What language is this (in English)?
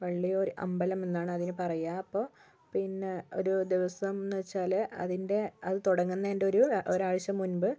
Malayalam